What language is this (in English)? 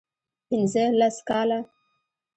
Pashto